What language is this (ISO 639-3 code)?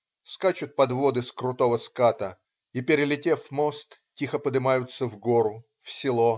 rus